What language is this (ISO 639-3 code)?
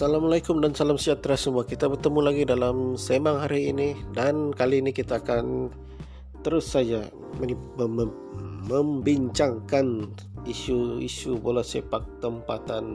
msa